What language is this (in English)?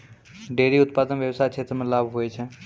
Maithili